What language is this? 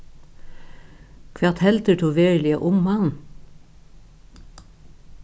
Faroese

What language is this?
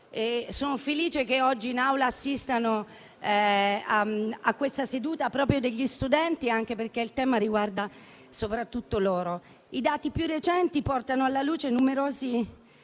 Italian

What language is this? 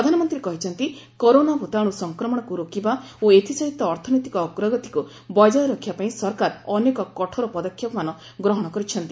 Odia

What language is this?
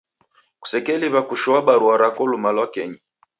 Taita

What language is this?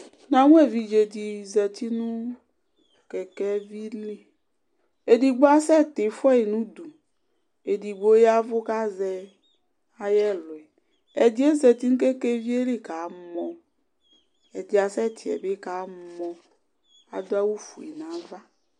Ikposo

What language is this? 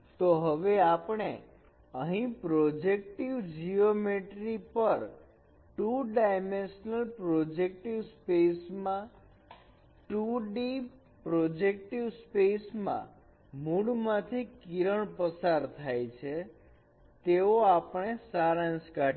Gujarati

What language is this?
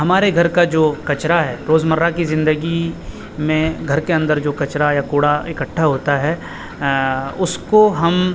Urdu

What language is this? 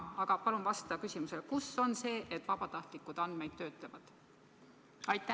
Estonian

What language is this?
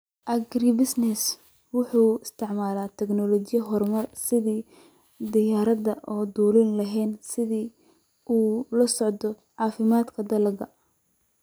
Somali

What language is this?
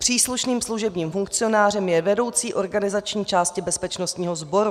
Czech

